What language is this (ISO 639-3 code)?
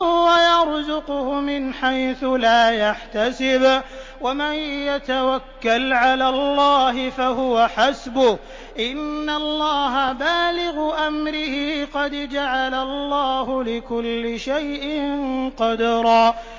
ara